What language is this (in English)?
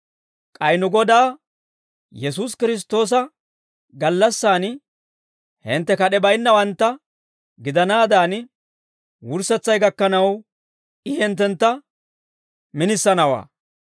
Dawro